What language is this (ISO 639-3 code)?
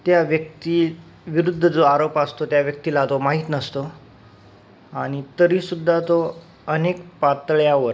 mar